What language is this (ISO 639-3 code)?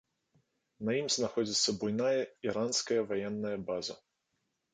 bel